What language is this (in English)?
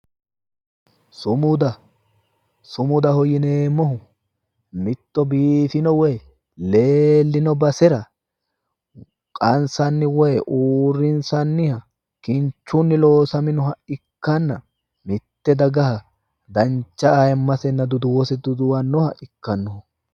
Sidamo